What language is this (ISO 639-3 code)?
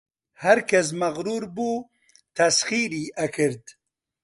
ckb